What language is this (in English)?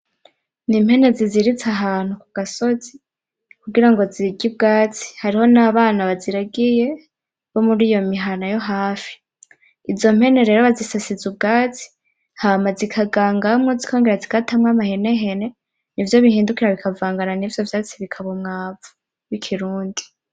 Rundi